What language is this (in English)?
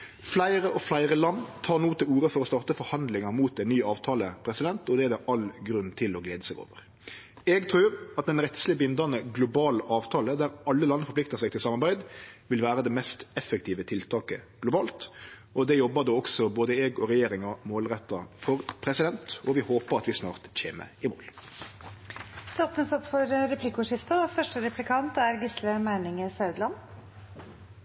Norwegian